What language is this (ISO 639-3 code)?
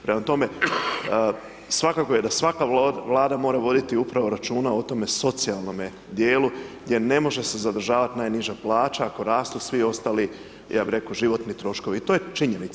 hrv